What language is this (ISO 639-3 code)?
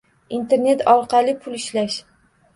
uzb